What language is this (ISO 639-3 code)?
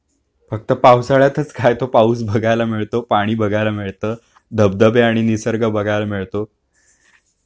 mar